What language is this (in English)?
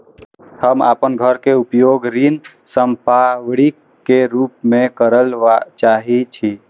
Maithili